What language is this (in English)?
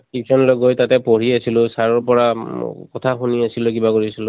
Assamese